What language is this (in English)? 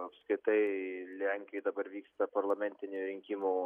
Lithuanian